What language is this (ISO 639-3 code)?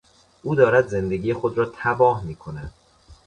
fas